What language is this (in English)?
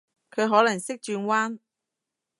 Cantonese